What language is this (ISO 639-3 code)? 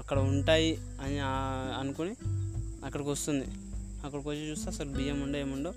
tel